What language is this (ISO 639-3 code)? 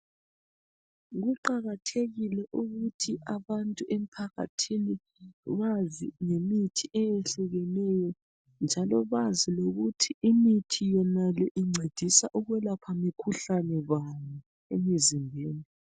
nde